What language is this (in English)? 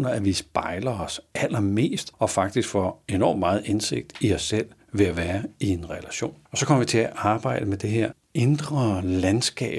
Danish